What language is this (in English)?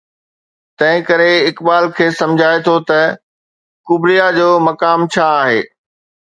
Sindhi